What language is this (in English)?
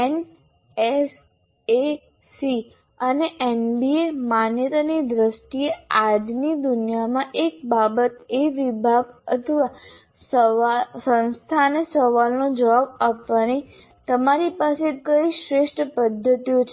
Gujarati